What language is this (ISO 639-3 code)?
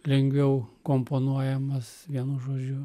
lit